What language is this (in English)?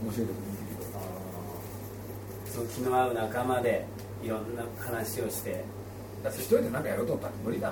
Japanese